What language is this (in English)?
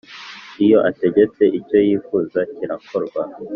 Kinyarwanda